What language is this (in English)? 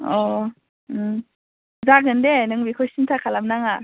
Bodo